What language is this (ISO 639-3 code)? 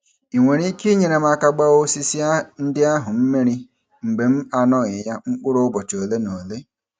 ibo